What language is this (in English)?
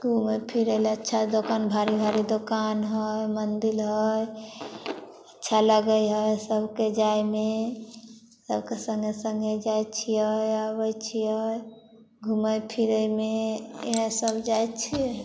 Maithili